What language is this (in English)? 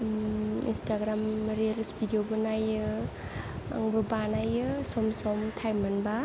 Bodo